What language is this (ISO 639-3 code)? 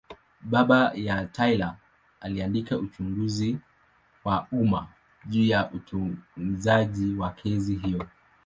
swa